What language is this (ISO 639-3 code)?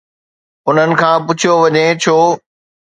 snd